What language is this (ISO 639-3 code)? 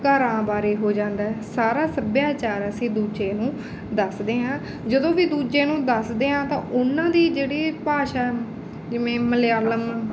pan